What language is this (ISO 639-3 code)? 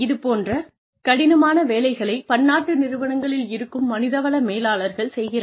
tam